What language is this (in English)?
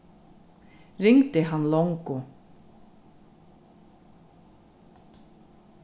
Faroese